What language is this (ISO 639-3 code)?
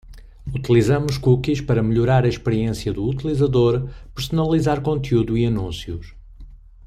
por